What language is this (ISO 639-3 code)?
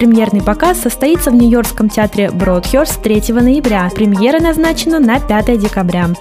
rus